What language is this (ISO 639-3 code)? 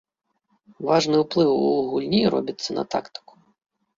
bel